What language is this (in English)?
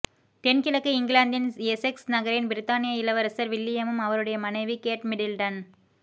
Tamil